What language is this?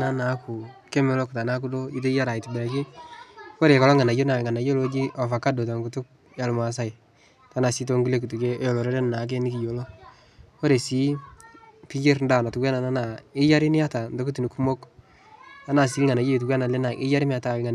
Masai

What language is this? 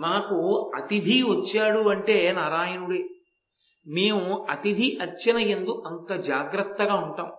Telugu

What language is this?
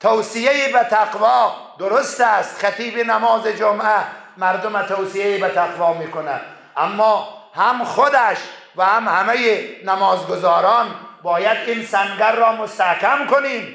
Persian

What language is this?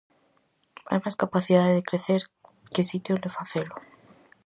Galician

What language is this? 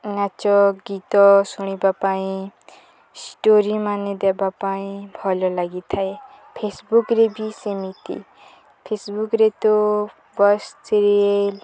Odia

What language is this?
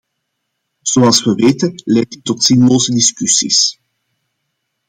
Dutch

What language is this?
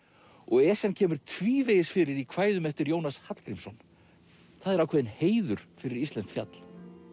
Icelandic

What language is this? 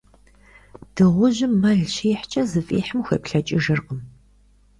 Kabardian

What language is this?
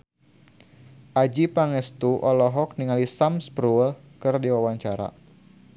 Sundanese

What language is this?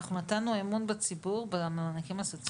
Hebrew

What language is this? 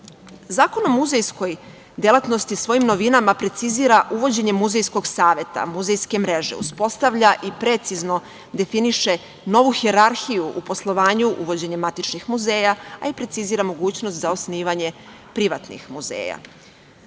Serbian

